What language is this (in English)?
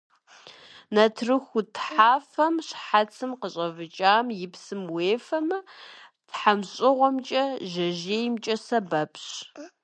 Kabardian